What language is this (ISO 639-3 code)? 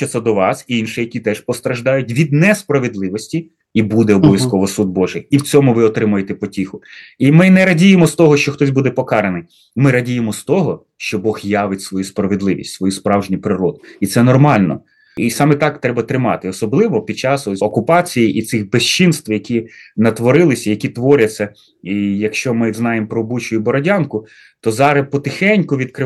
ukr